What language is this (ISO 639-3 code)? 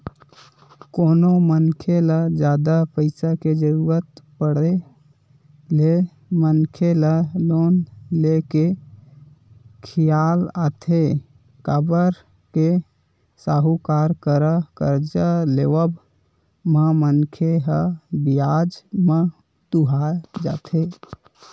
hne